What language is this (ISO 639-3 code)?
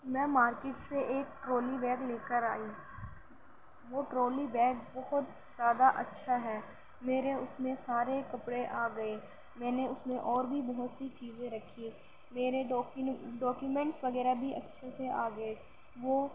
urd